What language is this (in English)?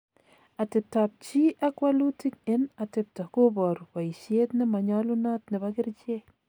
Kalenjin